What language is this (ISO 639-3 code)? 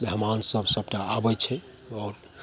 mai